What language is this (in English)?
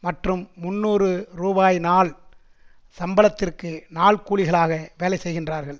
Tamil